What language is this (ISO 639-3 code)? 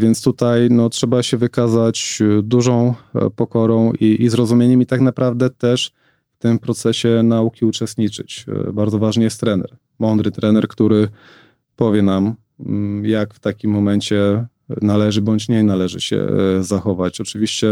pol